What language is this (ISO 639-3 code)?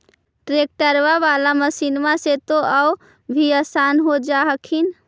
mag